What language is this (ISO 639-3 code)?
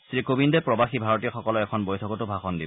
asm